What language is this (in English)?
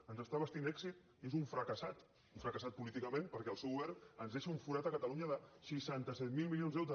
Catalan